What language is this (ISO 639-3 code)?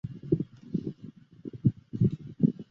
zho